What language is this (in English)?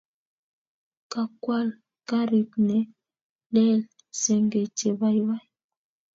Kalenjin